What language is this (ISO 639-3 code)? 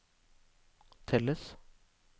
nor